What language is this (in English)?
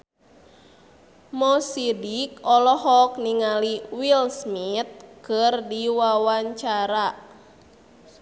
Sundanese